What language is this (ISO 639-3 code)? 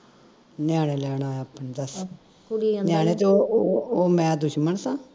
pan